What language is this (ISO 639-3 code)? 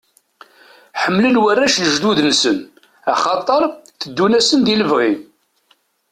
kab